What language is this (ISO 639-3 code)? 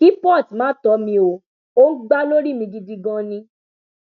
yor